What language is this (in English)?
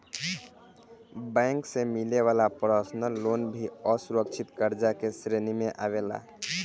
Bhojpuri